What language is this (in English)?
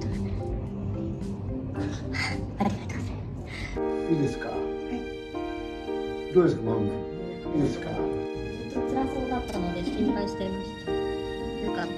Japanese